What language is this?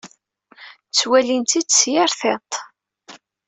Kabyle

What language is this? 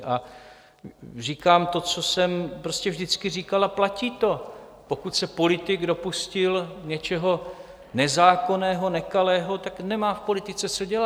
Czech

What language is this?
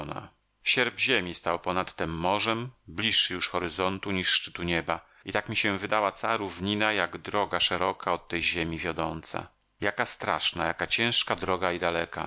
Polish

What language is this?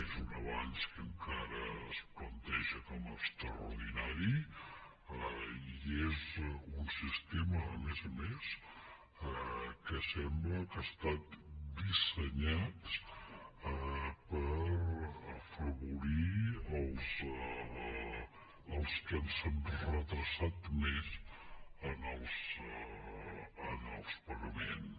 Catalan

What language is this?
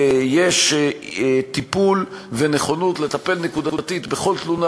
Hebrew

